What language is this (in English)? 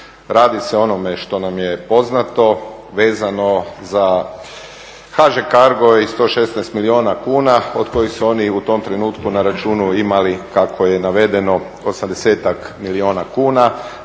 Croatian